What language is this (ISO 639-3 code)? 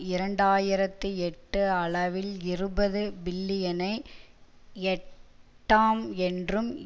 tam